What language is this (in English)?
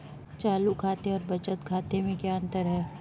Hindi